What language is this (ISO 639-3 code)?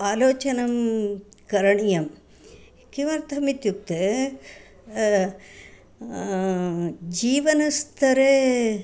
san